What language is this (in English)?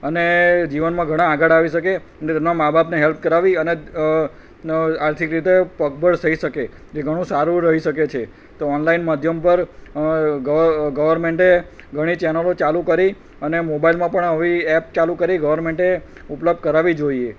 Gujarati